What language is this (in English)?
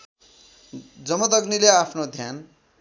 Nepali